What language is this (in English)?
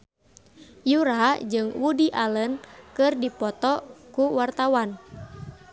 Sundanese